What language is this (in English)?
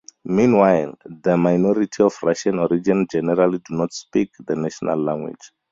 English